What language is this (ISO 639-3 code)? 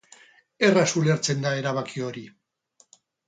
eus